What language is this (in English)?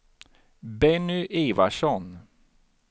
Swedish